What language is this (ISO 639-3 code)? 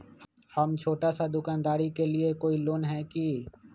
mag